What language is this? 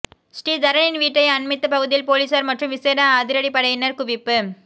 Tamil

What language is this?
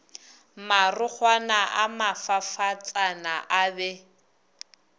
Northern Sotho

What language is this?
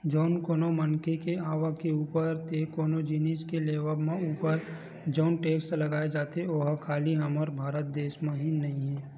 Chhattisgarhi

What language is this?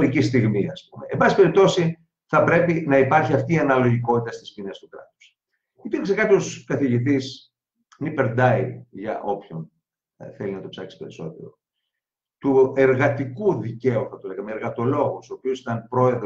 Greek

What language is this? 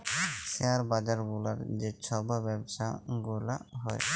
Bangla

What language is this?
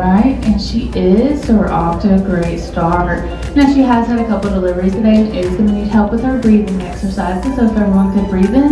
English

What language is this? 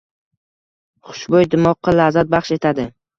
Uzbek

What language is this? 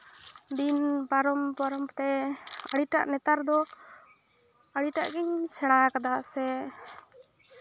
Santali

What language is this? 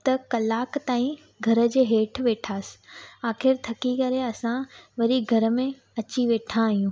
Sindhi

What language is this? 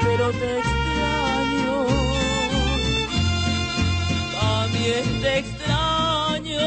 Spanish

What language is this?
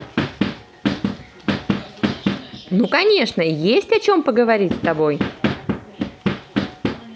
Russian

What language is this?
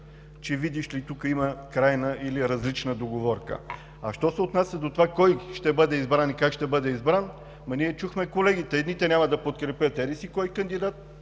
Bulgarian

